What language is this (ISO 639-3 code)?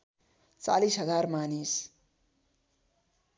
nep